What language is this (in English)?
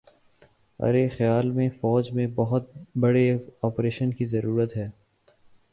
Urdu